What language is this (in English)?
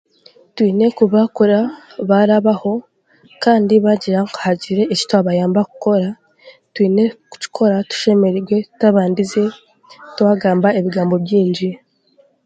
Chiga